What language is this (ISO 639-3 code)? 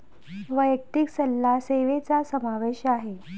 mar